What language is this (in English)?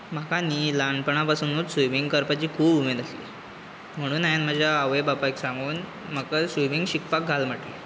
Konkani